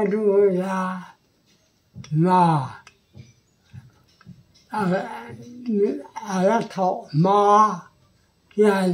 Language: Thai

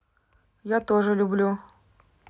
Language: Russian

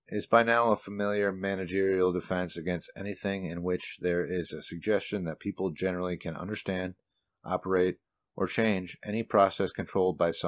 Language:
English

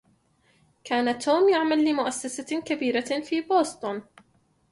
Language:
Arabic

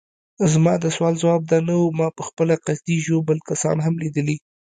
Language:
Pashto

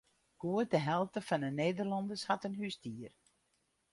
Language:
Western Frisian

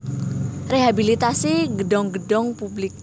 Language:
Javanese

